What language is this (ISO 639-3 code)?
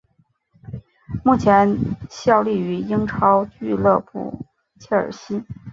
zho